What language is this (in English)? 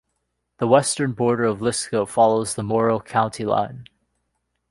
English